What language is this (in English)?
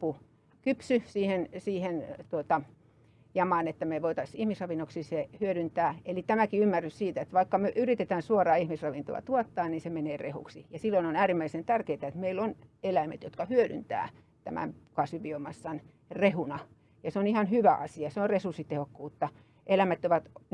Finnish